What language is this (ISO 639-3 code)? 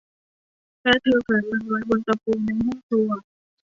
tha